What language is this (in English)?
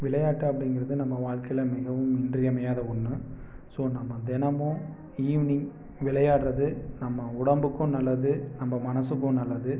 Tamil